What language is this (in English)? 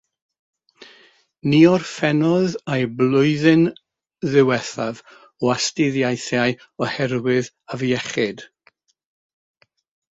Welsh